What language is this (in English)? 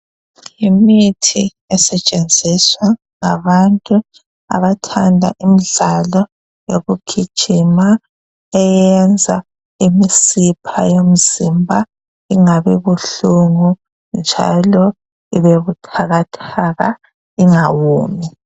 North Ndebele